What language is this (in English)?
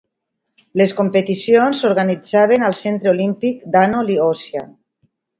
Catalan